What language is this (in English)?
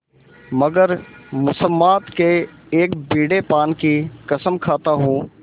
Hindi